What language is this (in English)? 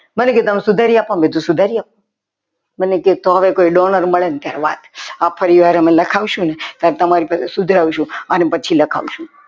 Gujarati